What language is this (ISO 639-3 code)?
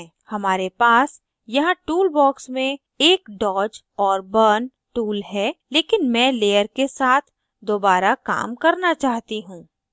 hin